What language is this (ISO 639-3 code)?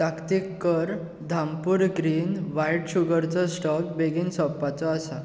kok